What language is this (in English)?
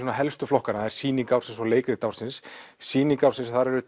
Icelandic